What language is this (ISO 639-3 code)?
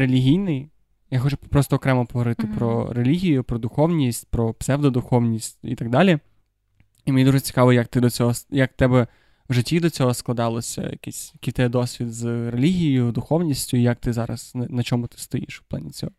ukr